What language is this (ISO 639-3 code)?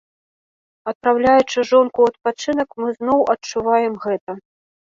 bel